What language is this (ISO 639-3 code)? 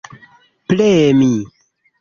epo